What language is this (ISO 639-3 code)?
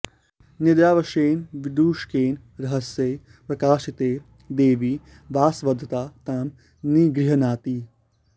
san